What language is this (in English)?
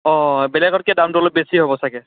Assamese